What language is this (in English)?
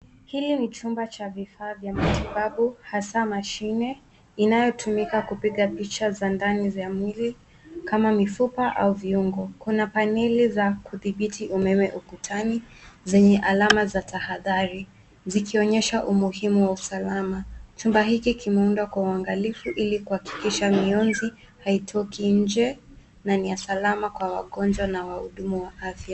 Swahili